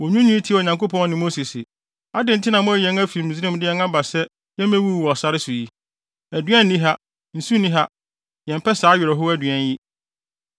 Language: Akan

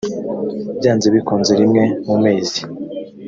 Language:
Kinyarwanda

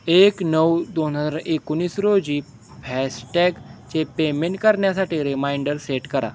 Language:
Marathi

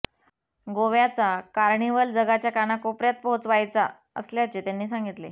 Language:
Marathi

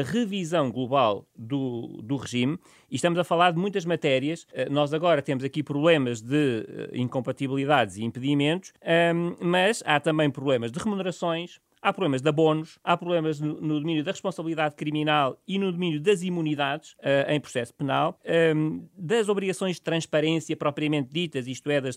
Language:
Portuguese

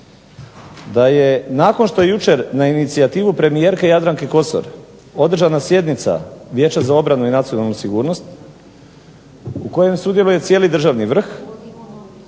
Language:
Croatian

